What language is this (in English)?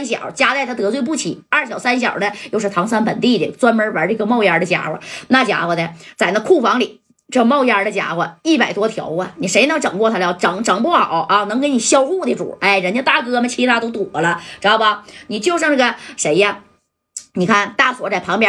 Chinese